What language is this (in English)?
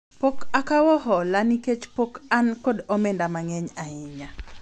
Luo (Kenya and Tanzania)